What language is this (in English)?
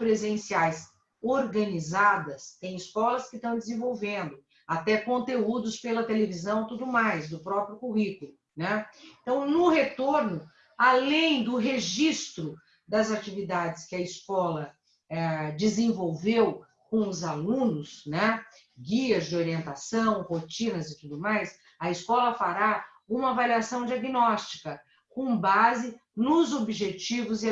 Portuguese